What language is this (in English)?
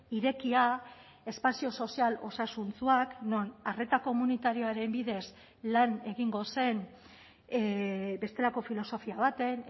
Basque